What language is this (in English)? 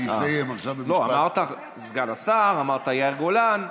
Hebrew